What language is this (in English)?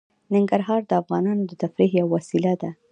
Pashto